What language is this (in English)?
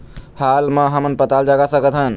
Chhattisgarhi